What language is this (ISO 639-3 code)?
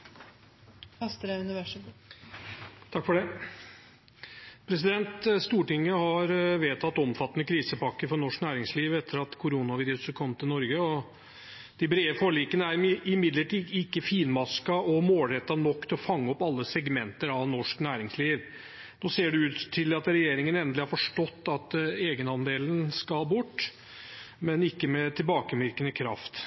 nor